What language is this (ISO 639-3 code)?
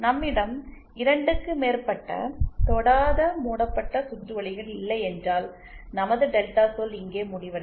tam